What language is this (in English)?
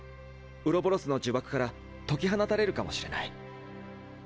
Japanese